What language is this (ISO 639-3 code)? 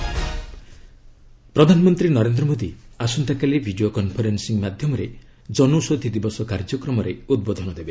ori